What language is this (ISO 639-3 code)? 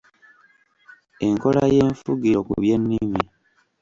lug